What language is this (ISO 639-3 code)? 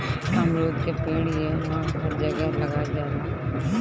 bho